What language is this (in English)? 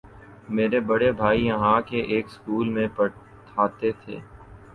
Urdu